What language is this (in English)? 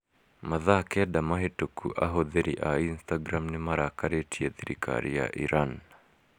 Kikuyu